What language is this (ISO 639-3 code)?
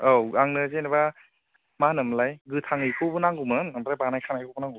brx